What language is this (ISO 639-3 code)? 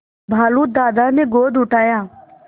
hin